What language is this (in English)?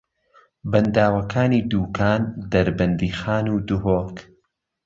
Central Kurdish